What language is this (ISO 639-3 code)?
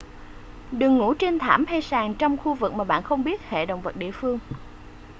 vie